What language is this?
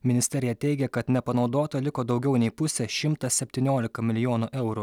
Lithuanian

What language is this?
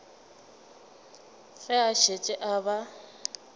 Northern Sotho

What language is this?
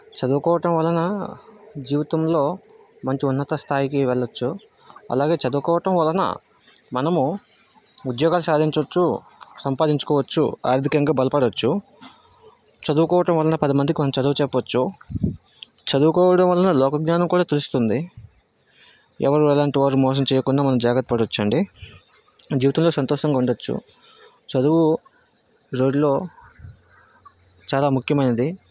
Telugu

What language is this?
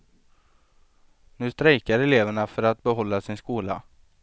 Swedish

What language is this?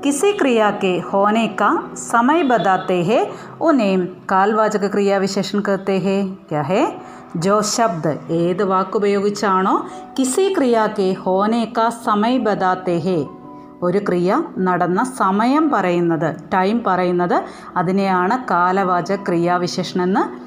Malayalam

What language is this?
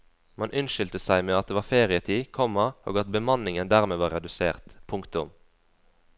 Norwegian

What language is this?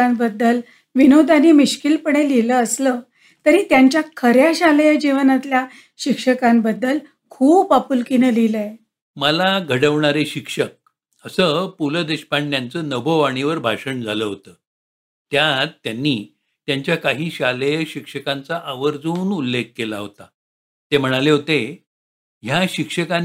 Marathi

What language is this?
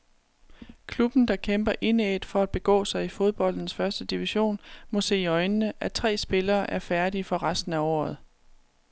Danish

